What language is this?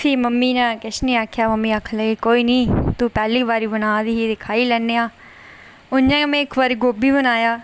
Dogri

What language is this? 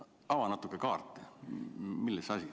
Estonian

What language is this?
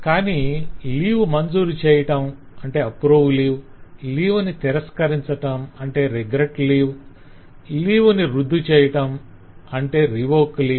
Telugu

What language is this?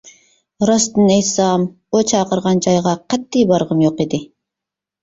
Uyghur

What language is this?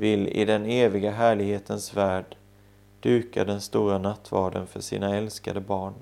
Swedish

